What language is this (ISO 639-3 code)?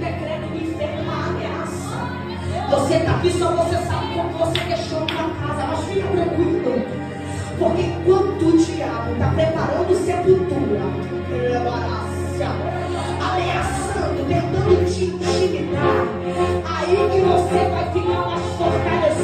por